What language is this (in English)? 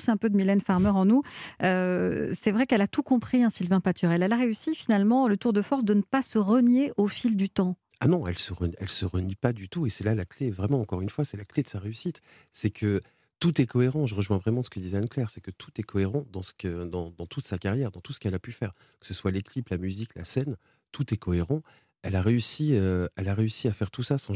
French